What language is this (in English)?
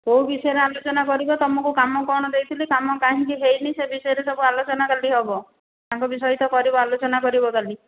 Odia